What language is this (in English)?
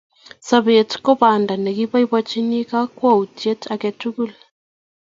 Kalenjin